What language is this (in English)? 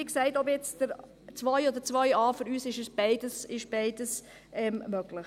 Swiss German